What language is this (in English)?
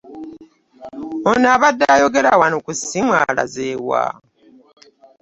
Ganda